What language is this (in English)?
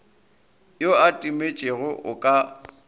Northern Sotho